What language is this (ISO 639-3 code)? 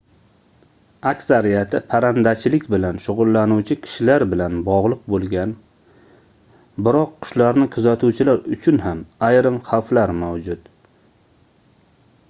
uzb